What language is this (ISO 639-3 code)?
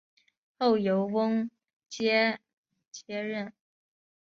zho